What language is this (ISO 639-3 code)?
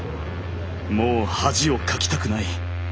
jpn